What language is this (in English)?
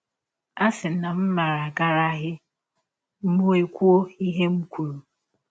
Igbo